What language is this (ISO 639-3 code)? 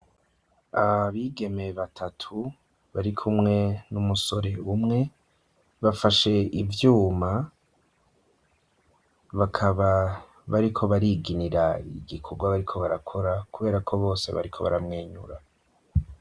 run